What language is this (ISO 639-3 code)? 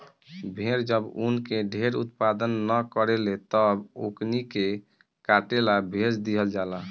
bho